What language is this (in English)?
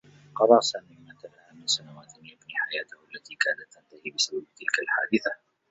Arabic